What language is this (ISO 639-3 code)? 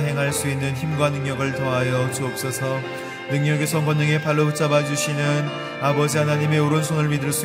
kor